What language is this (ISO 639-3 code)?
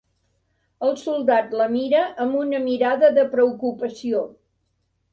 cat